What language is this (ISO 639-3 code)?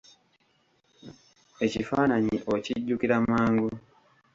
lug